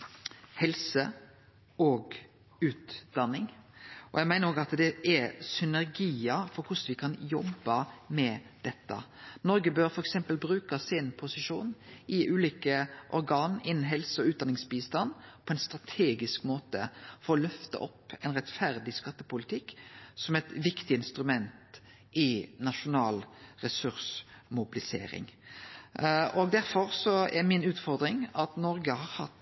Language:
Norwegian Nynorsk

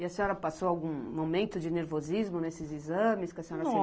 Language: Portuguese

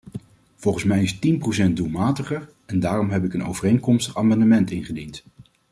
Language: Dutch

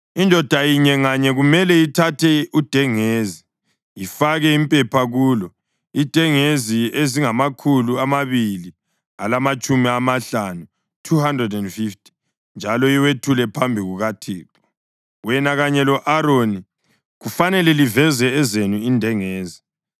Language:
North Ndebele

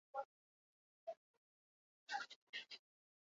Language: Basque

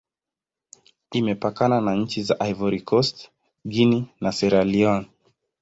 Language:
Swahili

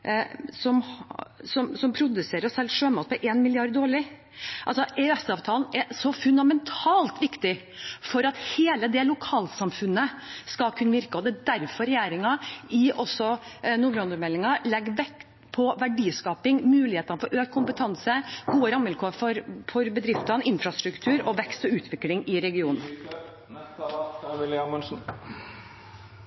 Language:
Norwegian Bokmål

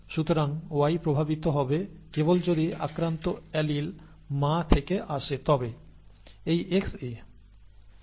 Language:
Bangla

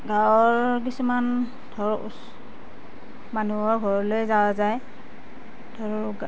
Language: Assamese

